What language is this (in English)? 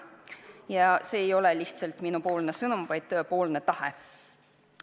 Estonian